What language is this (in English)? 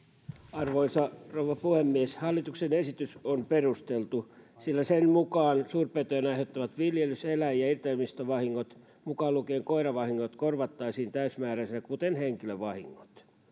Finnish